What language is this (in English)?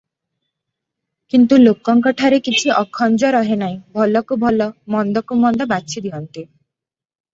Odia